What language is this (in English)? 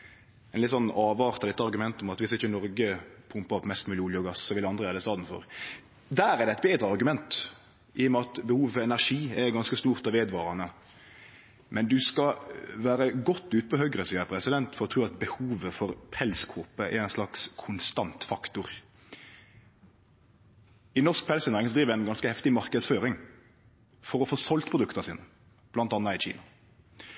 Norwegian Nynorsk